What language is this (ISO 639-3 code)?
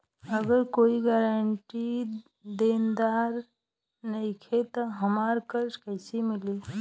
bho